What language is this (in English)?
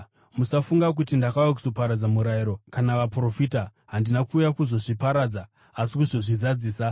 Shona